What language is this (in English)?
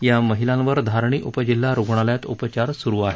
Marathi